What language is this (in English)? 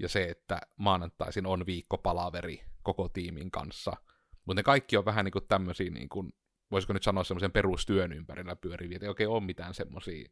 Finnish